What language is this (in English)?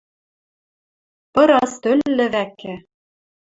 Western Mari